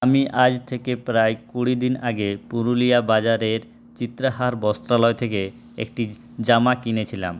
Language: Bangla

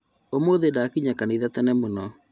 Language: Kikuyu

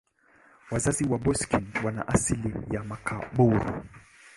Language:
Swahili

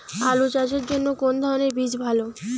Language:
Bangla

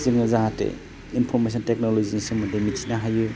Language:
Bodo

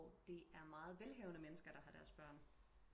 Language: Danish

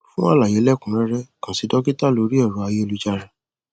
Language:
Yoruba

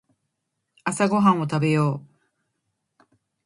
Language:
Japanese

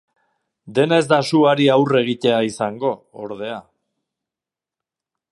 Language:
Basque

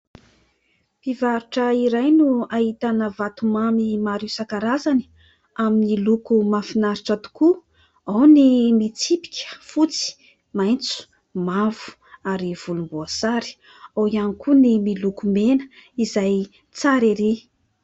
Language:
Malagasy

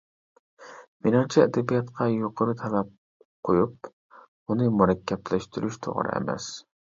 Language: Uyghur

